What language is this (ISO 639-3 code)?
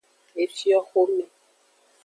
ajg